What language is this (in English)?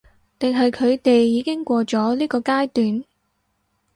Cantonese